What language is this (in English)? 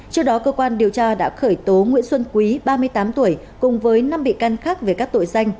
Vietnamese